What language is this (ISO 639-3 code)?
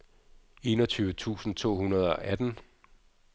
dan